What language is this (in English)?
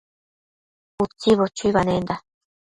Matsés